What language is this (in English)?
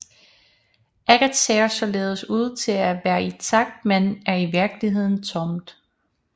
Danish